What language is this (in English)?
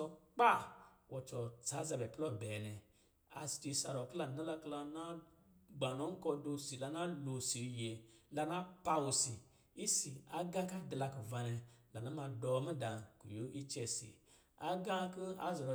Lijili